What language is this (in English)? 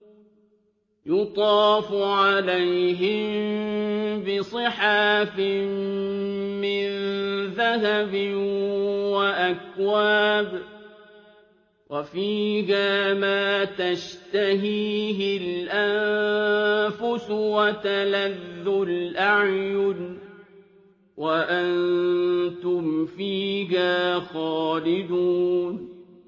Arabic